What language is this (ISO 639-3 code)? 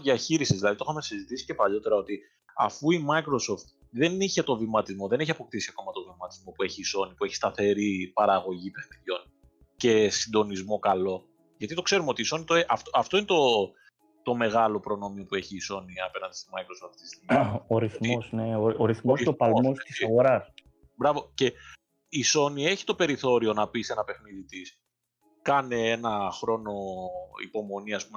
ell